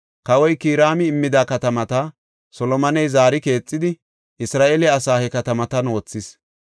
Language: Gofa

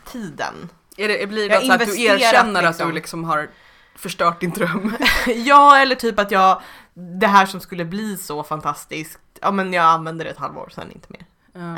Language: Swedish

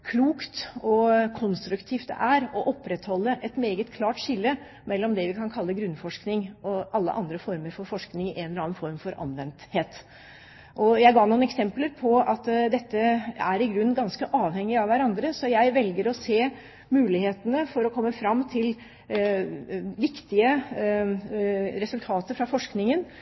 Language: Norwegian Bokmål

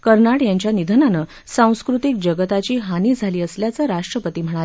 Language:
Marathi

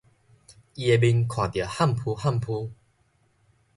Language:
Min Nan Chinese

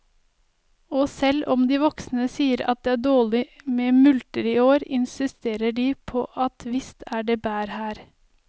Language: Norwegian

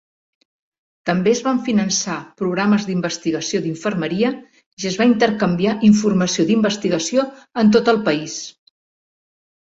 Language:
Catalan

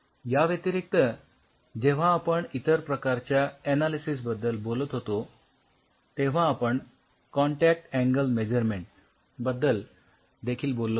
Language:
Marathi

